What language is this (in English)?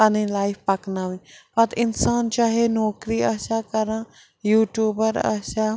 Kashmiri